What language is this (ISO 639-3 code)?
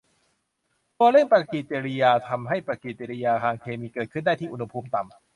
tha